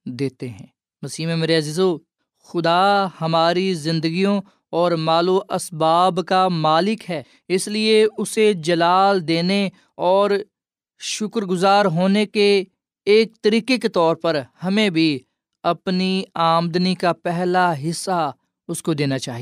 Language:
Urdu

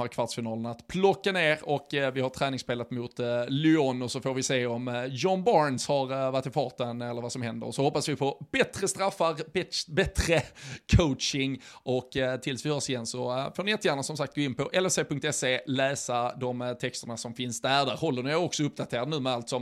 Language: Swedish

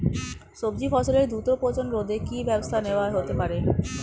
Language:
Bangla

